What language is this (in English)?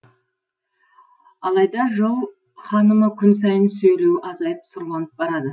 Kazakh